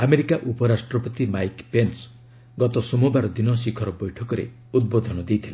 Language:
Odia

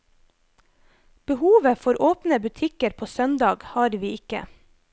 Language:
Norwegian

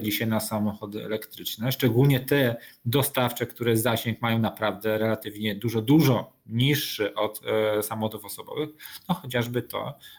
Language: Polish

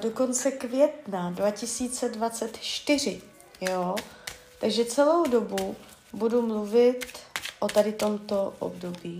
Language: Czech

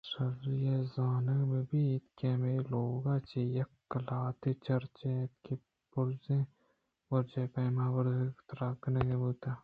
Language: Eastern Balochi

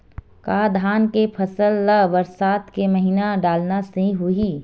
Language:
Chhattisgarhi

